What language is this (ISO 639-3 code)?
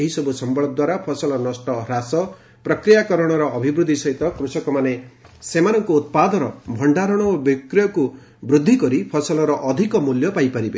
ori